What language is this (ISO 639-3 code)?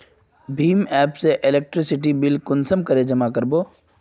mag